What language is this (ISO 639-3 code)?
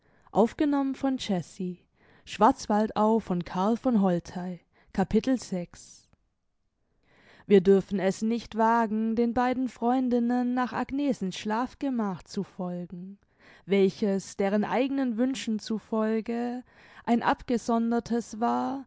deu